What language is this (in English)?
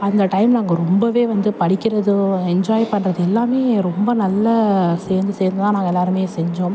Tamil